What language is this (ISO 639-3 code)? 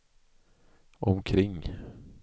swe